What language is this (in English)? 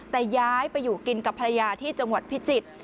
Thai